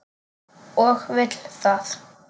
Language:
Icelandic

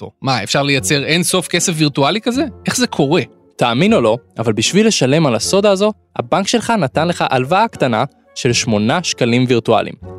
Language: Hebrew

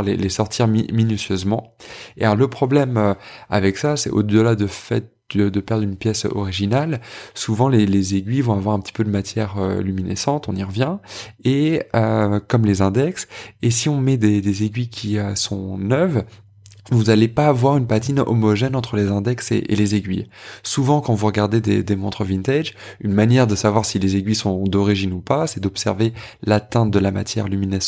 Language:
French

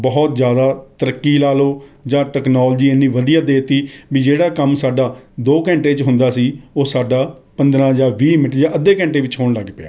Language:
Punjabi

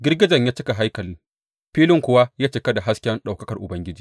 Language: Hausa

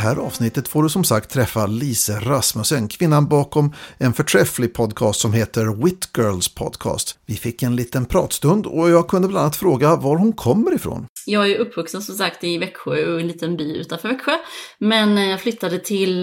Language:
Swedish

